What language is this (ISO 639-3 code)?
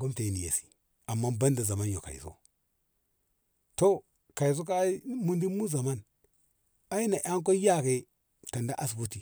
nbh